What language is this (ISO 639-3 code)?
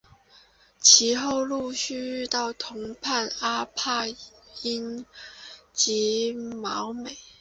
zho